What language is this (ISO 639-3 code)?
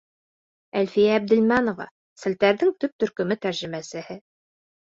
bak